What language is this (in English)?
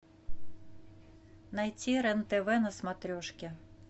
Russian